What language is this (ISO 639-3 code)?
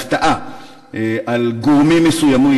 heb